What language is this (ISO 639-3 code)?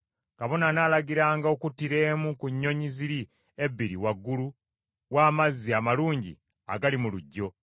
lug